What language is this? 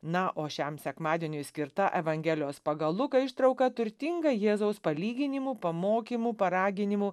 Lithuanian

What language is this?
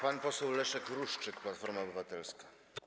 Polish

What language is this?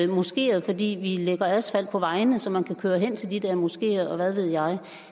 Danish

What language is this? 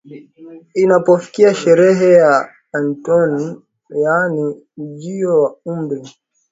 Swahili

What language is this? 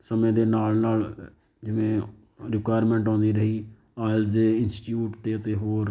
Punjabi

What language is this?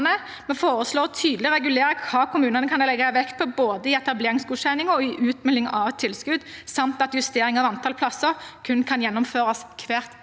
Norwegian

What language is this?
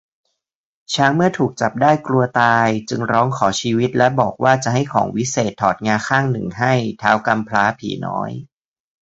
Thai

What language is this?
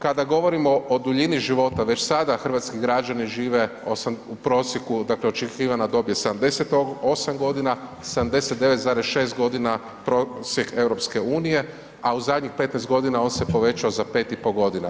Croatian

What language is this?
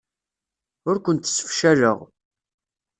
Kabyle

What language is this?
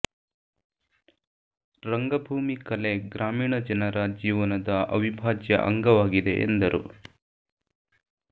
Kannada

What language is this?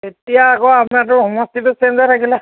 Assamese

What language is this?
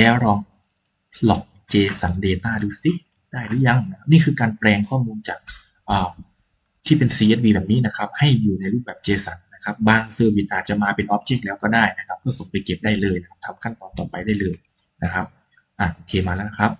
Thai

